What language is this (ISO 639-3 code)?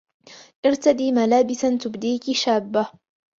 ara